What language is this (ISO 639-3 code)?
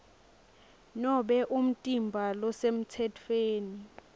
ssw